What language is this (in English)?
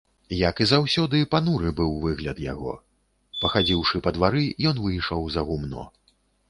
Belarusian